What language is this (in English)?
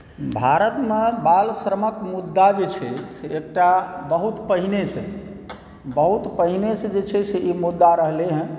Maithili